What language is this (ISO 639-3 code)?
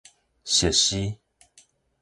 nan